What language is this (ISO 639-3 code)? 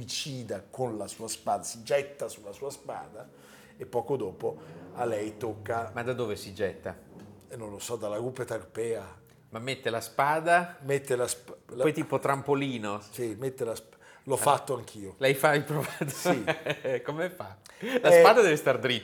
ita